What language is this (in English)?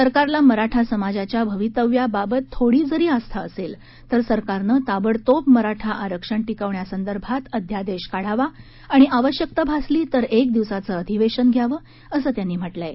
Marathi